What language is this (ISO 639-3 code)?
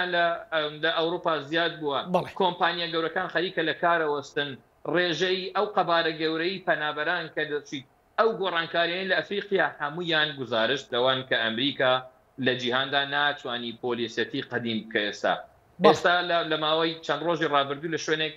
ara